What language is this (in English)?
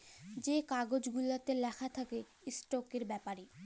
Bangla